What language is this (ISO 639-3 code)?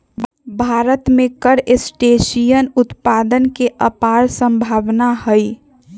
mag